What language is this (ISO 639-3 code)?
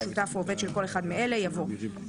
heb